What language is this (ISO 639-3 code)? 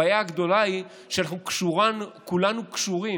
heb